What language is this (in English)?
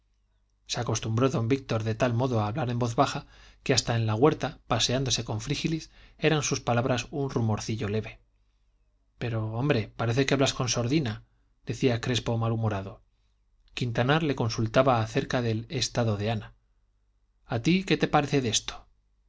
Spanish